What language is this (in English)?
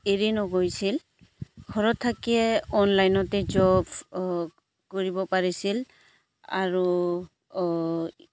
Assamese